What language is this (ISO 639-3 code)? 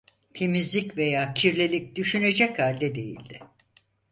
tur